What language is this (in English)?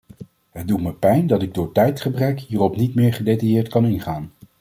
Dutch